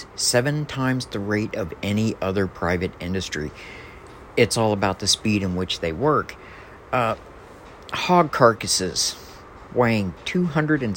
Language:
English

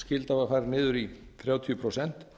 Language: Icelandic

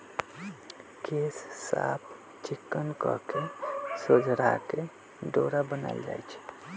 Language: Magahi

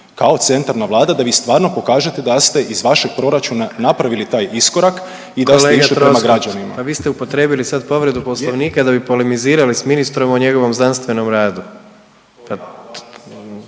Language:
Croatian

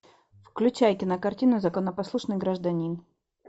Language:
Russian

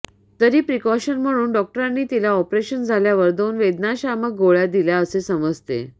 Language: Marathi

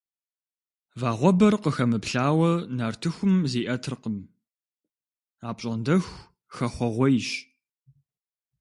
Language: Kabardian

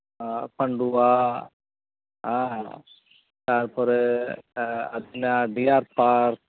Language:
Santali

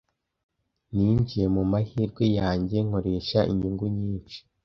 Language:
Kinyarwanda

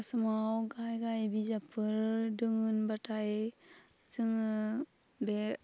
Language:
Bodo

